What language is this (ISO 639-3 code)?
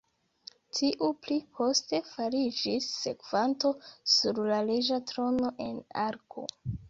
epo